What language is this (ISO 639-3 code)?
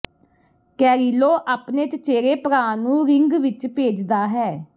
pan